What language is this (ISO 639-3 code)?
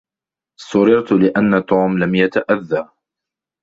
ara